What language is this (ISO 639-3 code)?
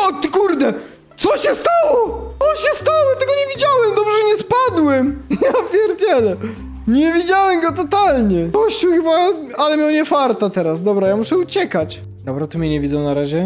pol